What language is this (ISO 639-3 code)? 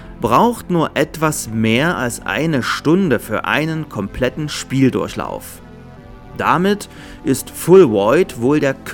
deu